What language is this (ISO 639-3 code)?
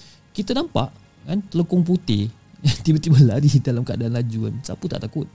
msa